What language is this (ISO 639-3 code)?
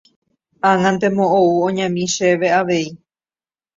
grn